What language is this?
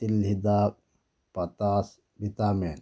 Manipuri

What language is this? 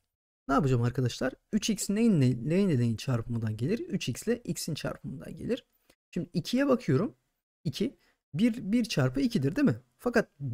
Turkish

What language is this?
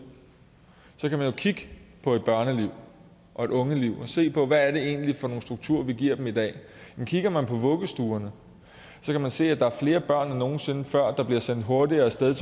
Danish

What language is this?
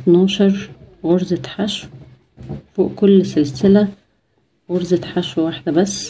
Arabic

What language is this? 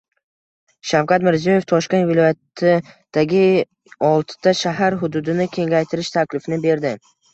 Uzbek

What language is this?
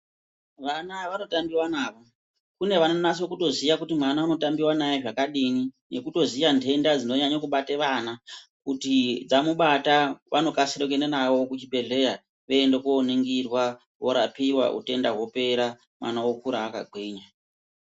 Ndau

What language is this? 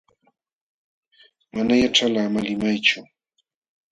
Jauja Wanca Quechua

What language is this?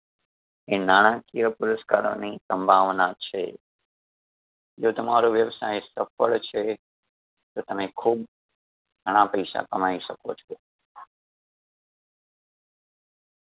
Gujarati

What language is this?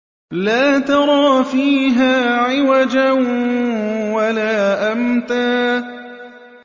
Arabic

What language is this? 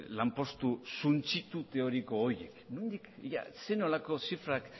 Basque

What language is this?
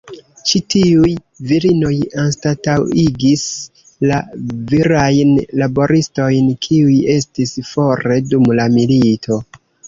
Esperanto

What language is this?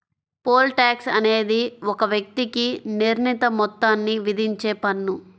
Telugu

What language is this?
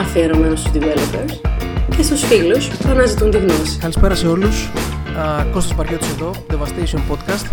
Greek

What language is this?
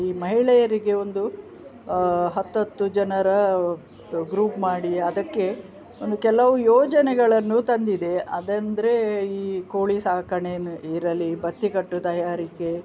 Kannada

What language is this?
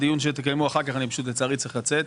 Hebrew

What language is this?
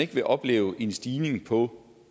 Danish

